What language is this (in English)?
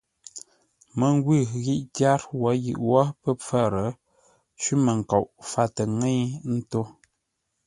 Ngombale